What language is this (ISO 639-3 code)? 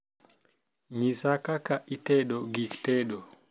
luo